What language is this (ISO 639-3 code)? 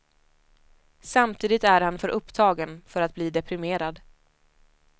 swe